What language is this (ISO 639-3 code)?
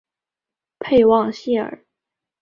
zho